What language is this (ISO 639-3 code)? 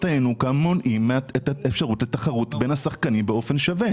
heb